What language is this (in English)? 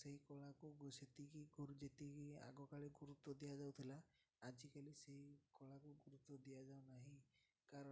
Odia